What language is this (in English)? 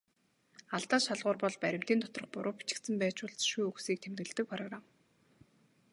Mongolian